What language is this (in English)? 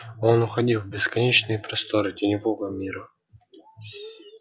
Russian